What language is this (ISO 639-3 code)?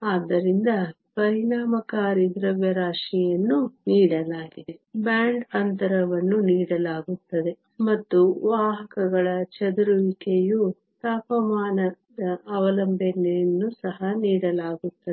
kan